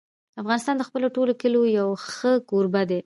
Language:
Pashto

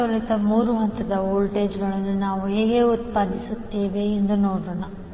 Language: Kannada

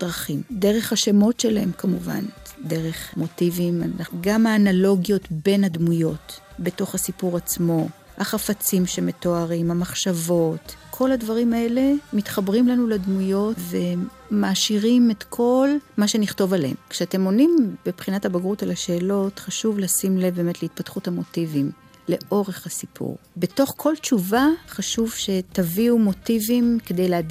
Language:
Hebrew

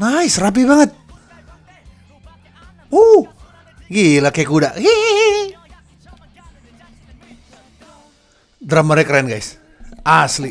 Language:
Indonesian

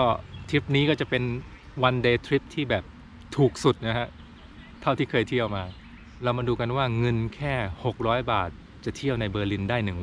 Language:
Thai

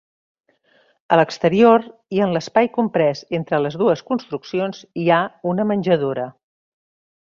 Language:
Catalan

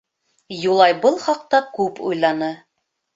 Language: Bashkir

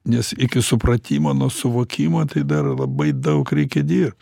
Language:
Lithuanian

